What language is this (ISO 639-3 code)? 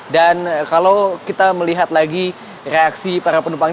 ind